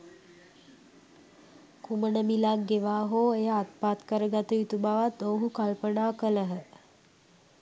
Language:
Sinhala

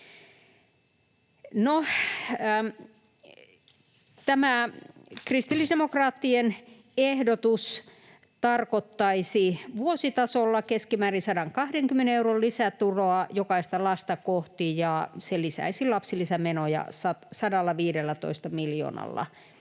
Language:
Finnish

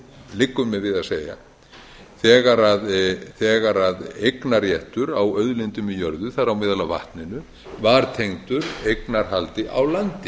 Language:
Icelandic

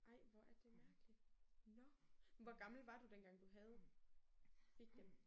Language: Danish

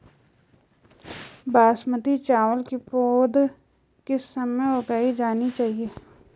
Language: Hindi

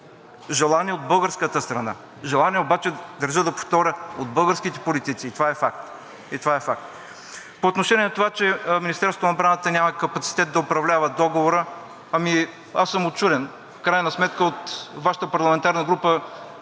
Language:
Bulgarian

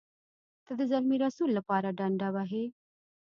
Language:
Pashto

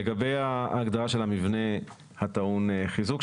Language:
Hebrew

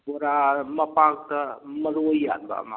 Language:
Manipuri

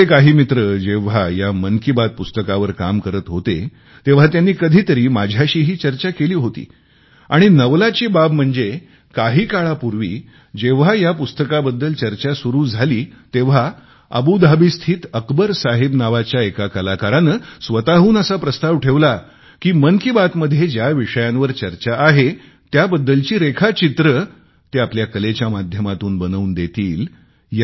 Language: Marathi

